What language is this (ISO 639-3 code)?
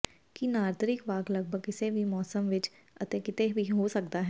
pan